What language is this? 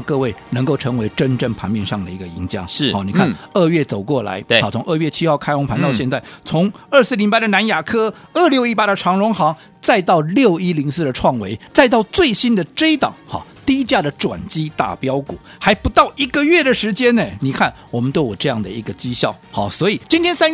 Chinese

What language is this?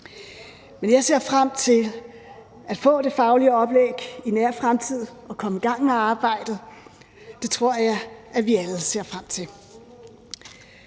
Danish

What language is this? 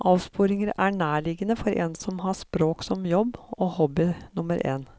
Norwegian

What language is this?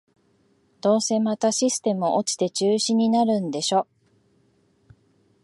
Japanese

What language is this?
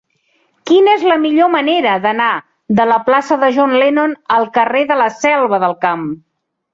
Catalan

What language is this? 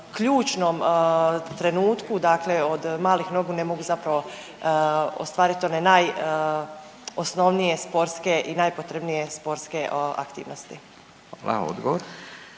Croatian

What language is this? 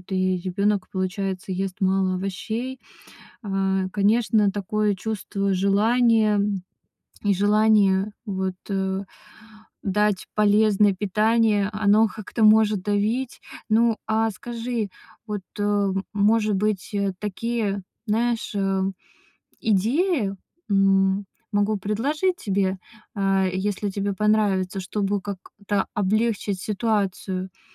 Russian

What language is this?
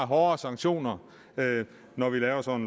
Danish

